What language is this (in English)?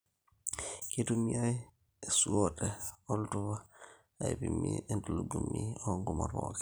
Masai